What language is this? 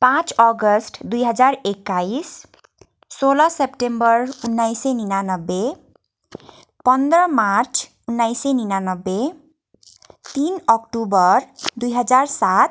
Nepali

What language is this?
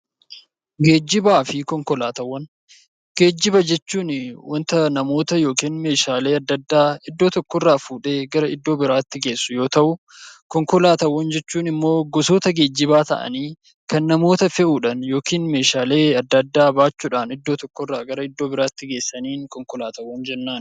Oromo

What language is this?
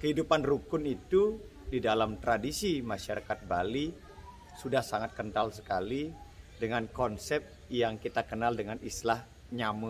Indonesian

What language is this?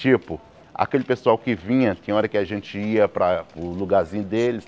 Portuguese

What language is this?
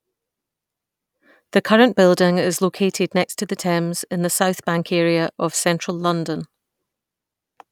English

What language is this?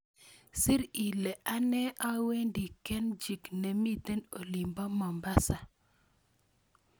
Kalenjin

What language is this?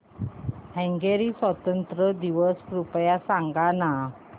Marathi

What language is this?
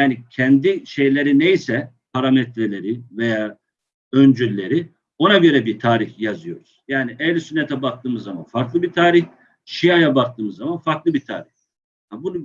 Turkish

